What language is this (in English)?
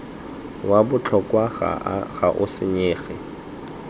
Tswana